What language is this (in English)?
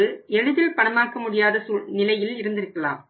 Tamil